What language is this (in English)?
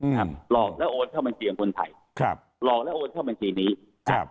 Thai